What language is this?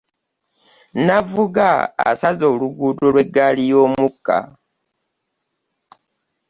Ganda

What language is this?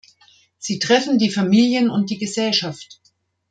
German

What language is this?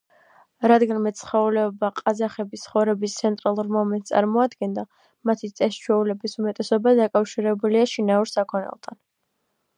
Georgian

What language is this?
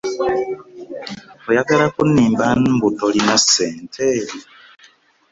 Ganda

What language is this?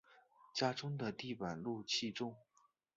Chinese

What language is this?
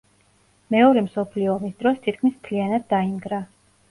Georgian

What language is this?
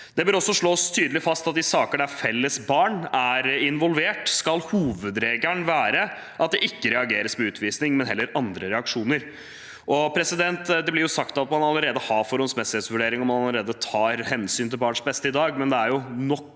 Norwegian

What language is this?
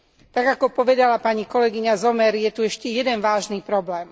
Slovak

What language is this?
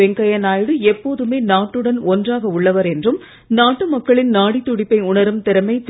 Tamil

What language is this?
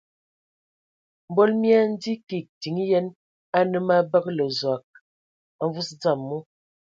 Ewondo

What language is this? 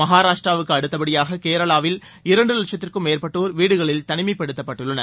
Tamil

